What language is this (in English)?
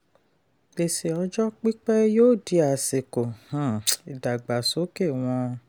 Yoruba